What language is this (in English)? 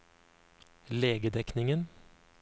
Norwegian